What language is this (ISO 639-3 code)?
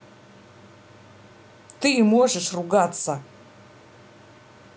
rus